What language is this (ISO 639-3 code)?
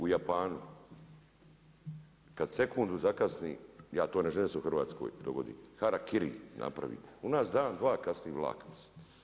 hrv